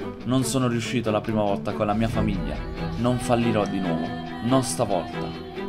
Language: Italian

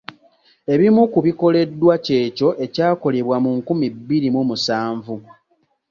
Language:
Ganda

